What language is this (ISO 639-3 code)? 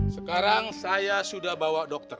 ind